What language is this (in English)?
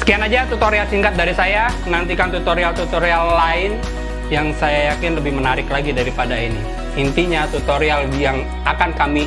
Indonesian